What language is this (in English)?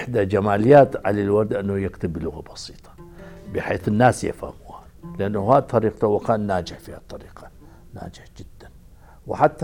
Arabic